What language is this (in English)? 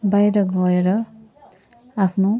Nepali